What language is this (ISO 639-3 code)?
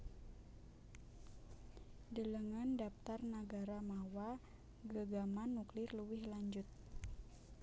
jav